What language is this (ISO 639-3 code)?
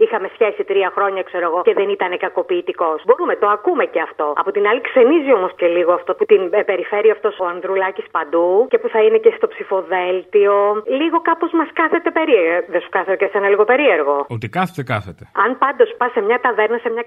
ell